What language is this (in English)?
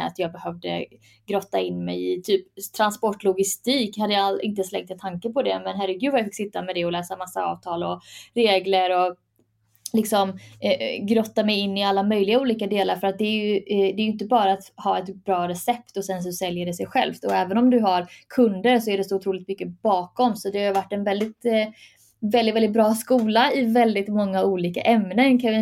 Swedish